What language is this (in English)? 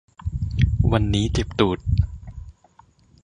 Thai